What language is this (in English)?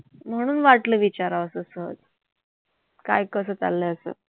Marathi